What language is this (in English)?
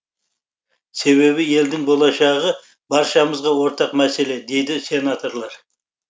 Kazakh